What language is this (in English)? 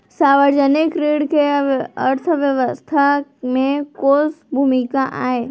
Chhattisgarhi